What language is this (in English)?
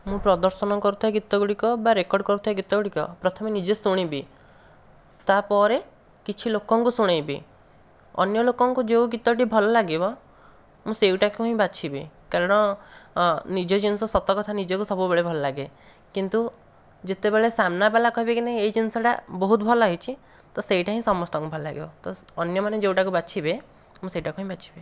Odia